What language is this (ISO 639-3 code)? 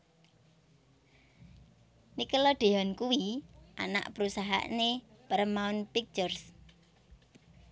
jav